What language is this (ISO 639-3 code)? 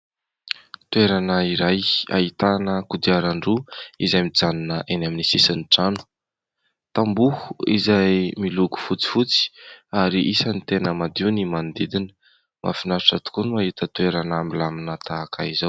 mlg